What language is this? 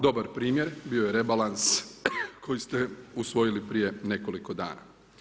Croatian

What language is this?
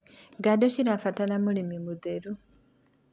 Kikuyu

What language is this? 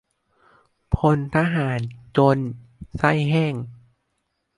Thai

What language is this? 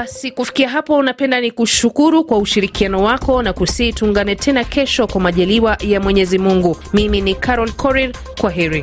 Swahili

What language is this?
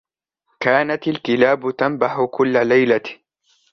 Arabic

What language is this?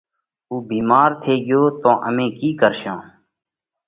Parkari Koli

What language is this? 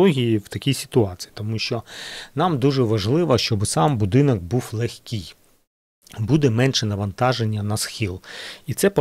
Ukrainian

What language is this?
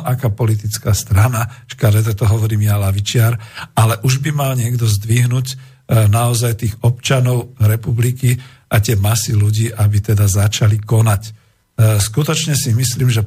Slovak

